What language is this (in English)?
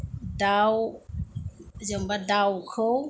Bodo